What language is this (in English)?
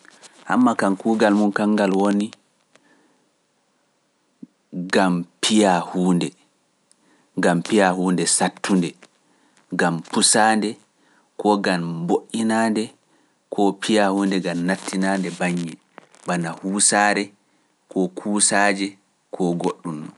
Pular